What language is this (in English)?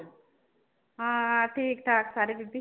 Punjabi